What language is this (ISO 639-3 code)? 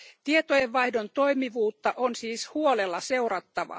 fin